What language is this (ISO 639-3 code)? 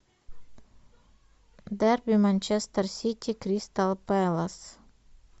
rus